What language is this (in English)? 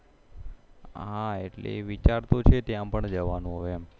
Gujarati